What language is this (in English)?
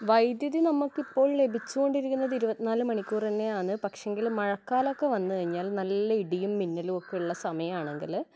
Malayalam